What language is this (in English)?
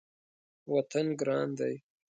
Pashto